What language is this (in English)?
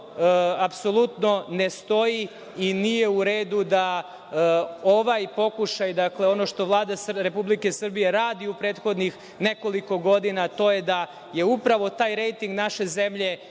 Serbian